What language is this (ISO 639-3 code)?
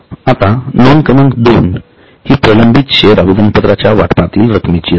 mar